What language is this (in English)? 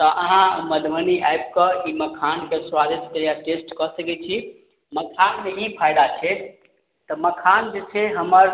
Maithili